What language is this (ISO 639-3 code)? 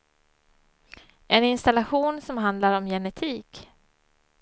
swe